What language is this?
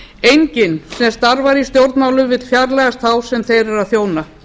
Icelandic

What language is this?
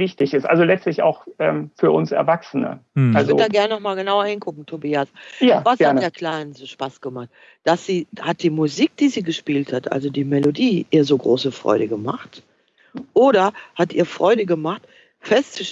German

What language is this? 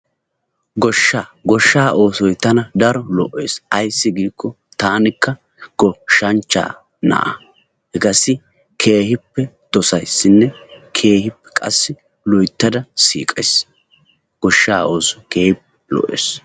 Wolaytta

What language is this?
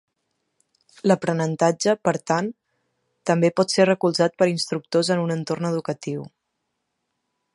Catalan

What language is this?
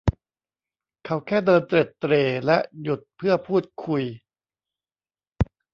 Thai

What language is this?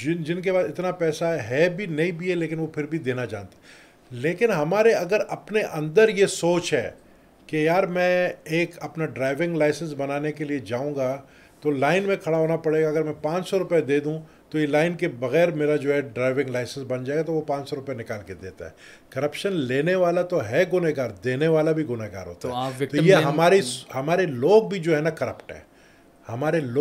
Urdu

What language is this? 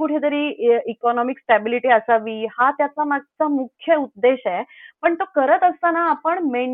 Marathi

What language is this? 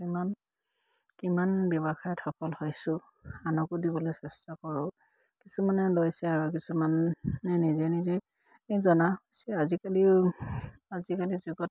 Assamese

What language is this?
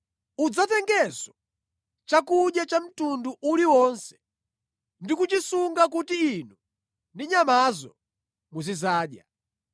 Nyanja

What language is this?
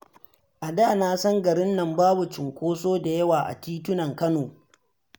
Hausa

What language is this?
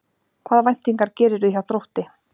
Icelandic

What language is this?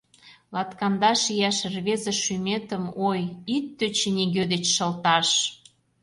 Mari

